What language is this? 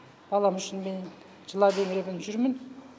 Kazakh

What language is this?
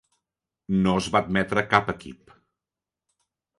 Catalan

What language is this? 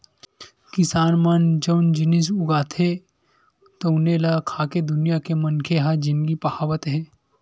Chhattisgarhi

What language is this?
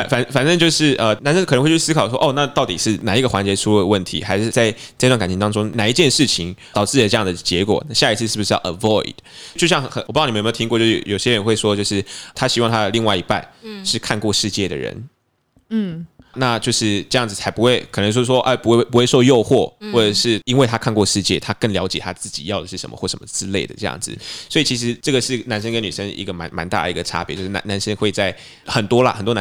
Chinese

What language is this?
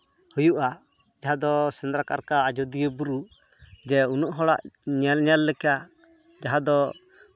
Santali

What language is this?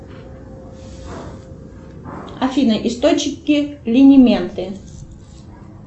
Russian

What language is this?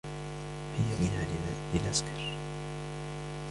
Arabic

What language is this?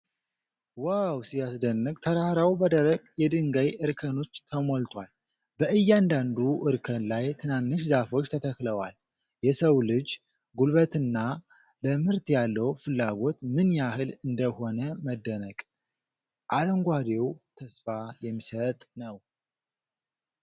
Amharic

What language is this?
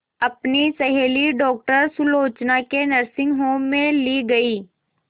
Hindi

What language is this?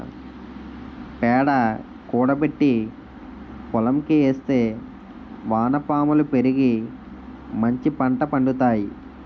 Telugu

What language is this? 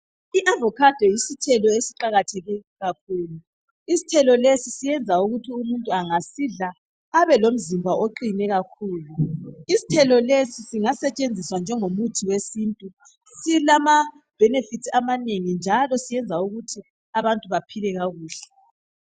North Ndebele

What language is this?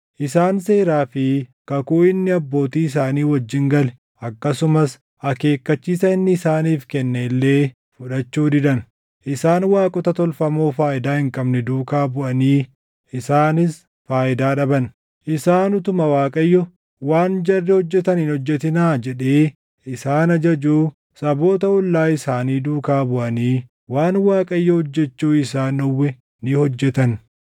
Oromo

